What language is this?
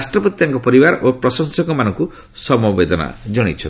Odia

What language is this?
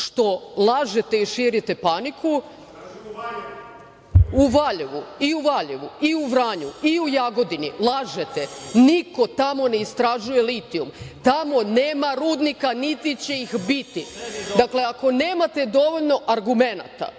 Serbian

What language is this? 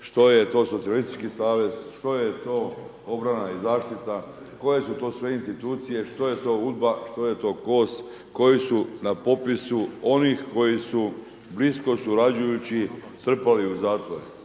Croatian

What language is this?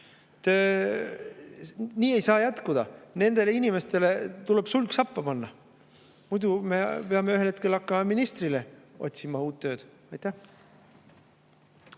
Estonian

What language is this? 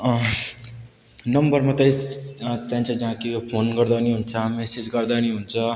Nepali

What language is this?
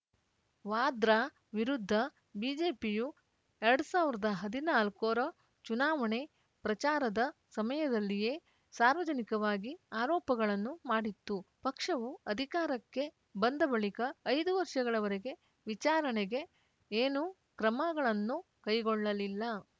Kannada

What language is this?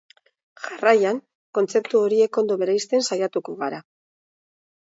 Basque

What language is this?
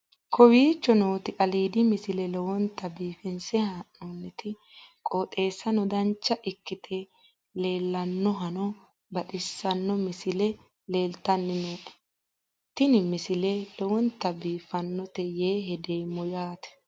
Sidamo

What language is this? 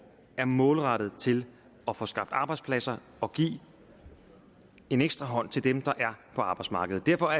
Danish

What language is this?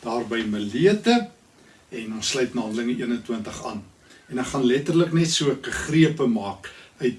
Dutch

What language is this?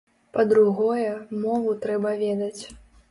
Belarusian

